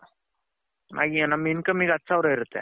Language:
Kannada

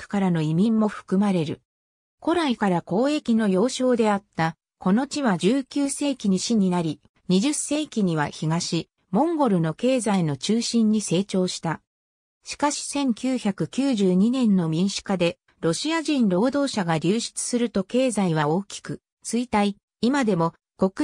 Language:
Japanese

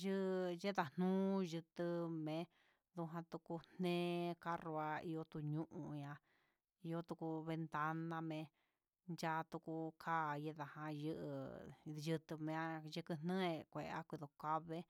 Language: Huitepec Mixtec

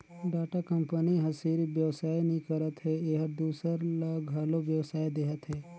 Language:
Chhattisgarhi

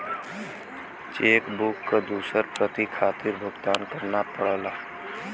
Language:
Bhojpuri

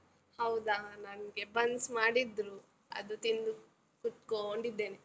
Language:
Kannada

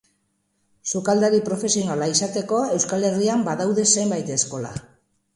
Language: Basque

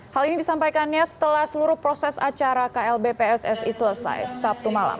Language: Indonesian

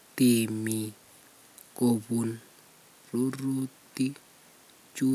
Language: Kalenjin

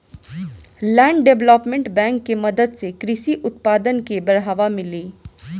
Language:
Bhojpuri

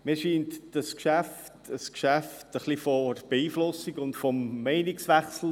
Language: Swiss German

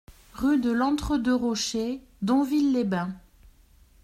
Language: French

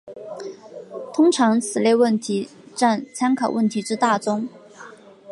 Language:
Chinese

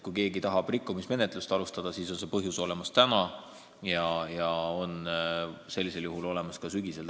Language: Estonian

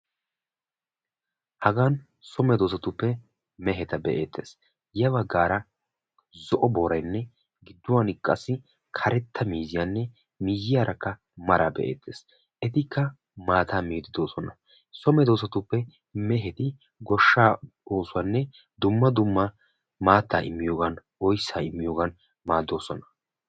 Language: Wolaytta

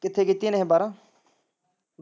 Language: Punjabi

